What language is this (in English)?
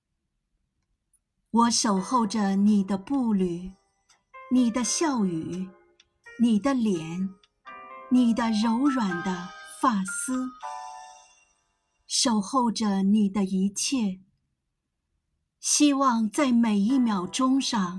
Chinese